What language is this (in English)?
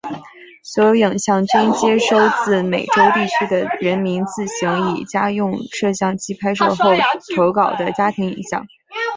Chinese